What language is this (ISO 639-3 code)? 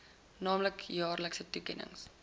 afr